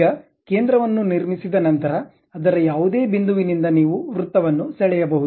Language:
Kannada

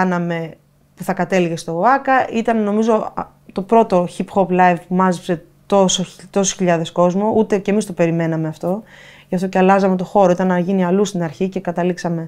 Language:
Greek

